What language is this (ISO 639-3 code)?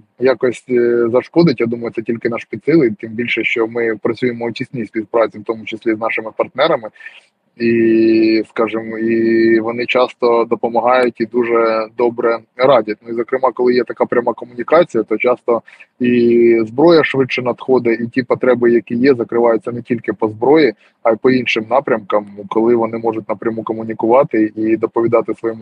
ukr